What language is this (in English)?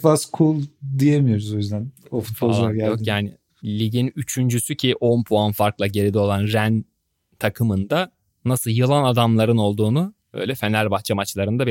Turkish